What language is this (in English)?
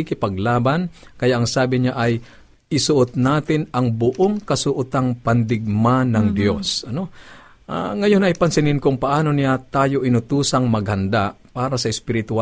Filipino